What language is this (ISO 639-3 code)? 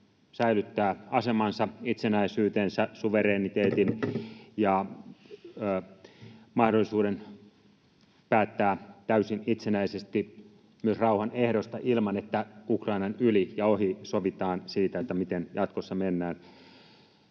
fin